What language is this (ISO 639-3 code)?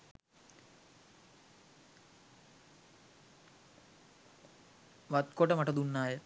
sin